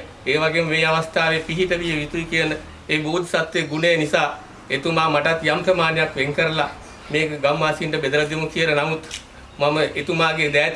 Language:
Indonesian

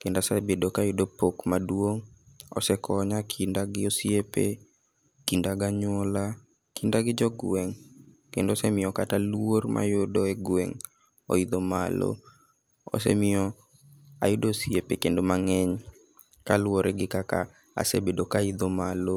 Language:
Luo (Kenya and Tanzania)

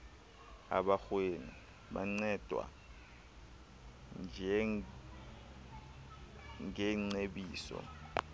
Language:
Xhosa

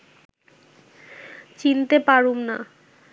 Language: Bangla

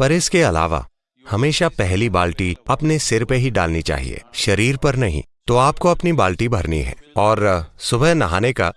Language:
Hindi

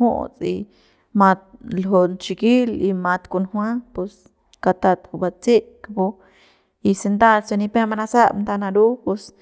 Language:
Central Pame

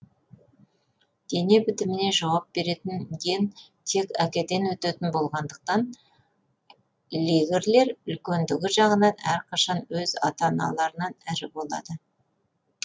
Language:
Kazakh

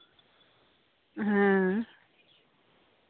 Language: Santali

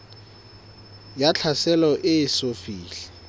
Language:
Southern Sotho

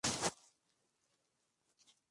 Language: Spanish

